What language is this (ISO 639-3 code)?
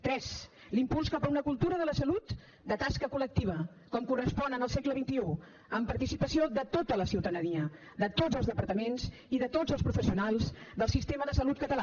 cat